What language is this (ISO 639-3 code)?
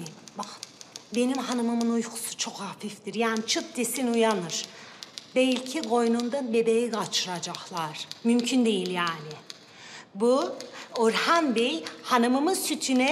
tur